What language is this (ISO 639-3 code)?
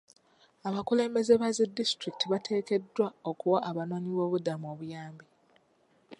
lug